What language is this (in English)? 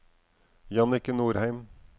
Norwegian